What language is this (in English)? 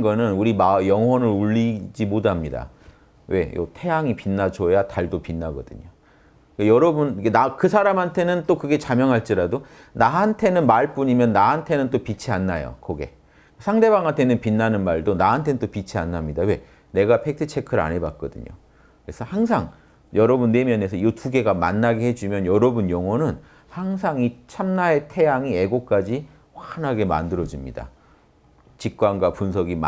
Korean